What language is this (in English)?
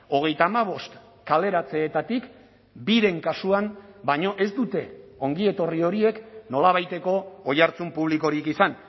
Basque